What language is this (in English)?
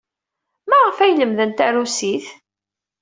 Kabyle